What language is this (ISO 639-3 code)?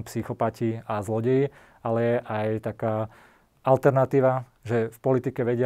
slk